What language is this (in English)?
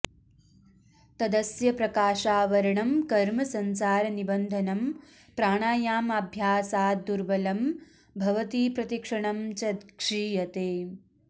Sanskrit